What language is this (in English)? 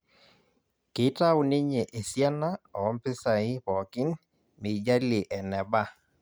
Masai